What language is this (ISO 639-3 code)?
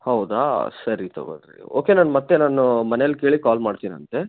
kan